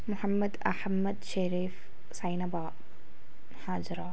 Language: Malayalam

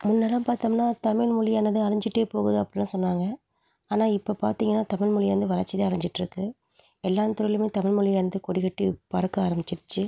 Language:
Tamil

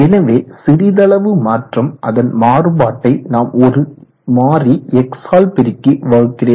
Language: Tamil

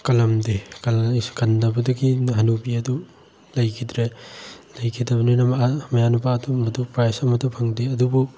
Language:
Manipuri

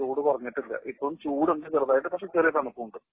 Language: Malayalam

